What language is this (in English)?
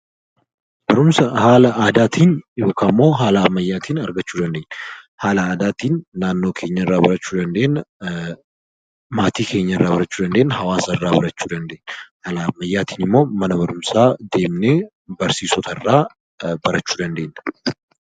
Oromo